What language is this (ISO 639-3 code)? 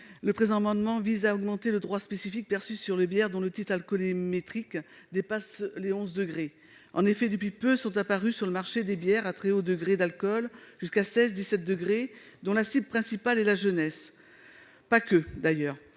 fra